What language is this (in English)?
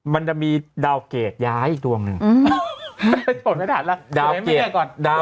Thai